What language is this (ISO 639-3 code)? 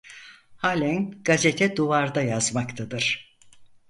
tur